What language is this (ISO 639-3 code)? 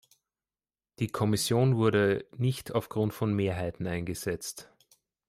deu